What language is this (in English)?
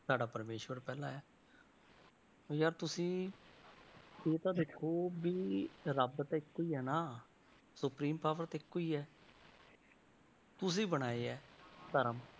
Punjabi